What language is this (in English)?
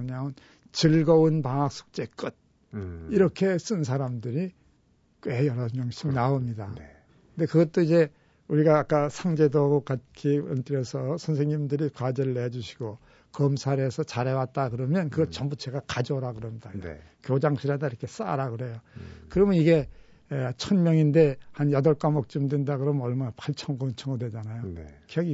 Korean